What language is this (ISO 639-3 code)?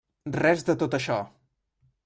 cat